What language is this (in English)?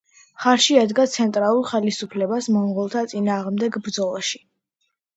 Georgian